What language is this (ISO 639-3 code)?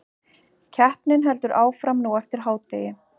isl